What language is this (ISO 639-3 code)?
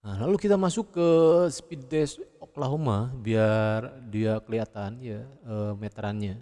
ind